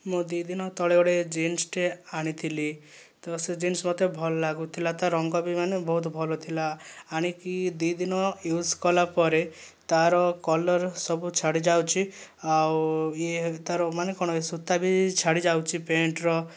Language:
Odia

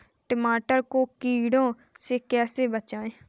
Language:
Hindi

